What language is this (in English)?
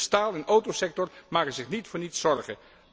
Dutch